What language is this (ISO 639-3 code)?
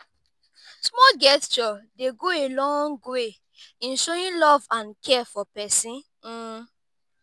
pcm